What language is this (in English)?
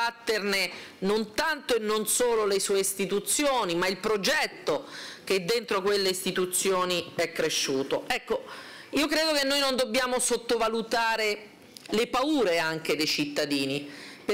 Italian